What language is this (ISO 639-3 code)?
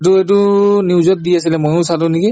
asm